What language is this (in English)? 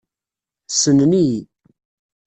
Kabyle